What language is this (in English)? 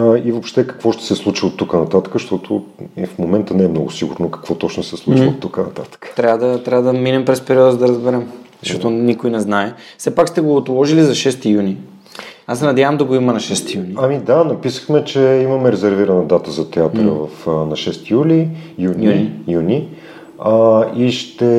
Bulgarian